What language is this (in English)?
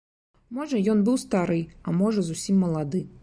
Belarusian